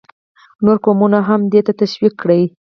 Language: Pashto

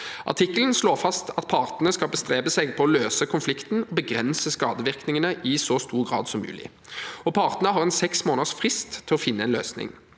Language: Norwegian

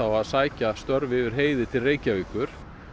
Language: Icelandic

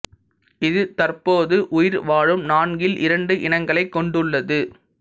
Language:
Tamil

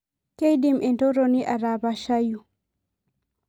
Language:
Masai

